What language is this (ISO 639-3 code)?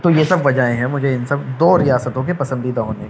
urd